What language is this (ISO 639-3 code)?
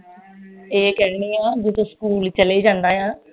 pan